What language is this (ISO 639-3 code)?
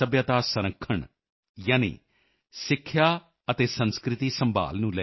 pan